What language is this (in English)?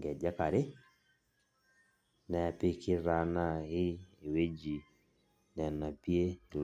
Masai